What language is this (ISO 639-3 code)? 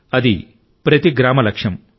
tel